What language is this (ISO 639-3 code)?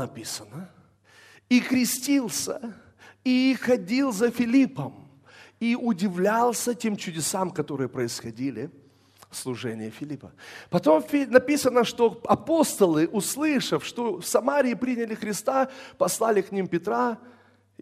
rus